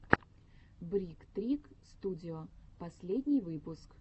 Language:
Russian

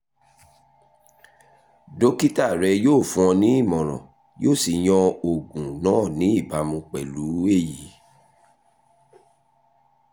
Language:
Yoruba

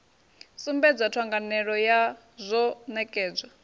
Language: Venda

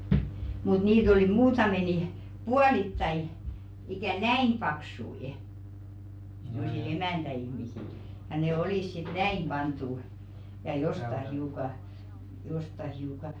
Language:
Finnish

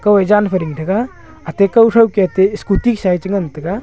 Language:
Wancho Naga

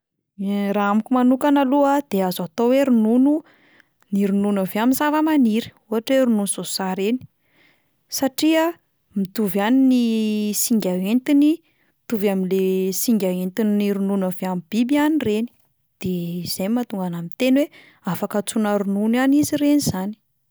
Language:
Malagasy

